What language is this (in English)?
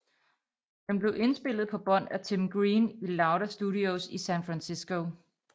Danish